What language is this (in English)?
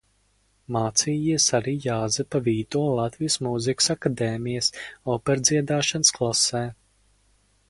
Latvian